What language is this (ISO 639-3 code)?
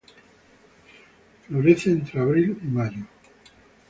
spa